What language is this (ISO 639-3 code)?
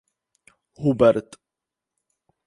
ces